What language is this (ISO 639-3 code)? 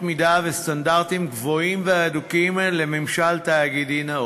heb